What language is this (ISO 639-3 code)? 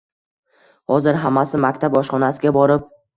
uzb